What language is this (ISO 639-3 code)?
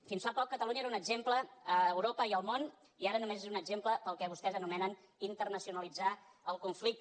cat